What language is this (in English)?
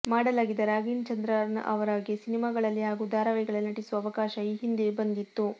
Kannada